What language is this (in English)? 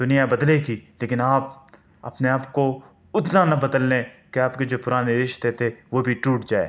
Urdu